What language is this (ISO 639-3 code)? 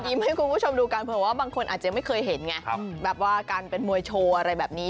tha